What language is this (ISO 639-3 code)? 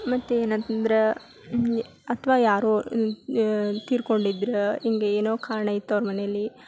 kan